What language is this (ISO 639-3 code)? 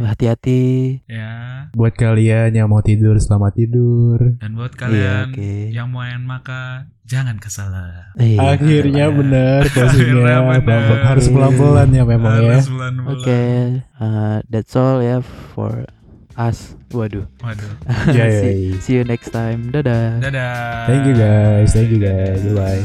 ind